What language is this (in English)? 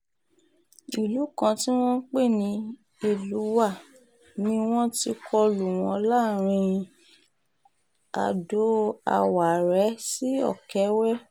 Yoruba